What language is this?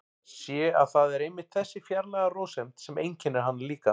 Icelandic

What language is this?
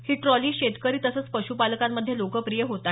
Marathi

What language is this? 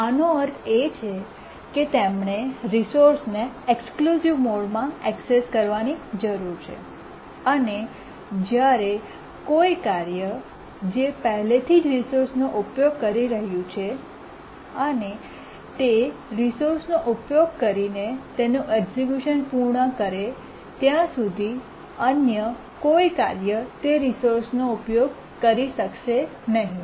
Gujarati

